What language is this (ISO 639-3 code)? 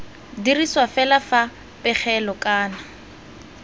tsn